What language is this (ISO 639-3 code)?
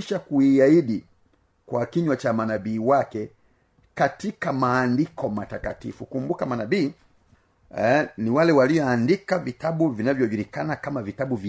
swa